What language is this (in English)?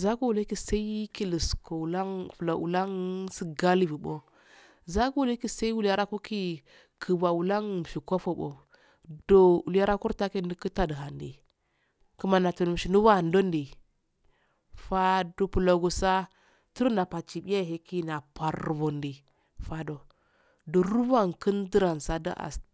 Afade